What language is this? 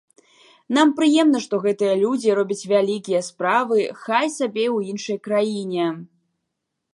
Belarusian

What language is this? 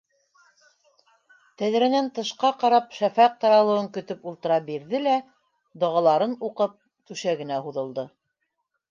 Bashkir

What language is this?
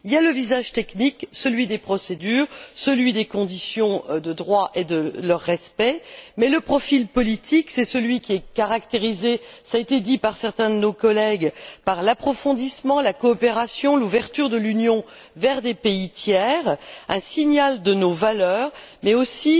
French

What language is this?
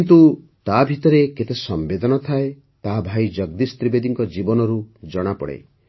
Odia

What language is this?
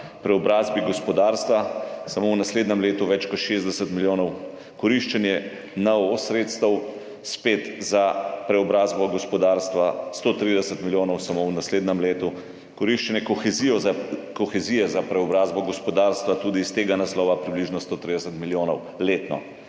Slovenian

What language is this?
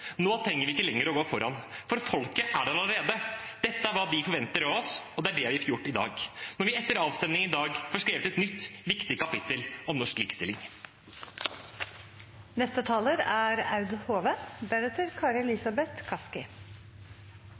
Norwegian Bokmål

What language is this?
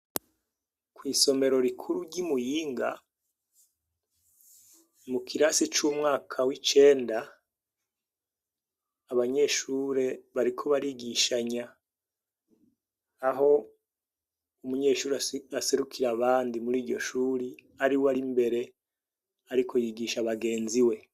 Rundi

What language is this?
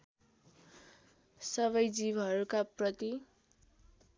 Nepali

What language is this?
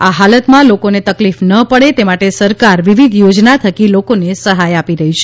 Gujarati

